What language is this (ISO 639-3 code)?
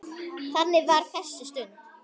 isl